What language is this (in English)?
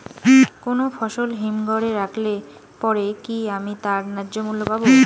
Bangla